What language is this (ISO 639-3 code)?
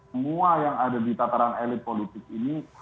ind